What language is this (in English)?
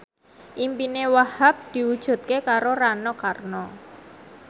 Javanese